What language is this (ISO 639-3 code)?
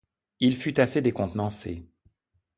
fra